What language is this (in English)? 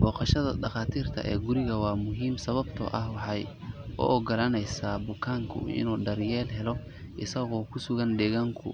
Somali